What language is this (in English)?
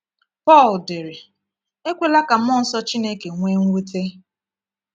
Igbo